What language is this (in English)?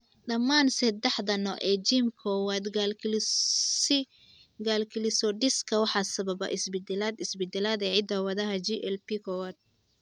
Somali